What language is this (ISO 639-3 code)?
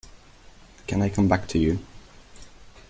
eng